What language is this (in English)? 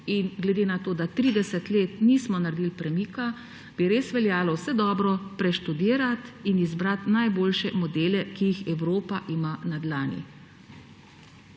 Slovenian